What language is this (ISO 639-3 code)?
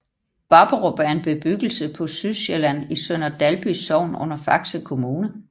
dan